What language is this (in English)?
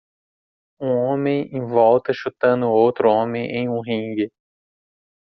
Portuguese